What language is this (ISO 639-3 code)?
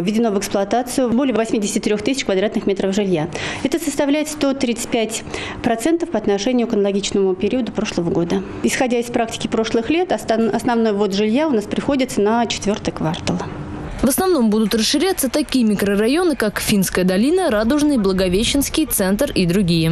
rus